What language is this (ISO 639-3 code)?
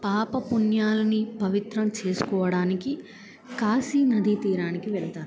tel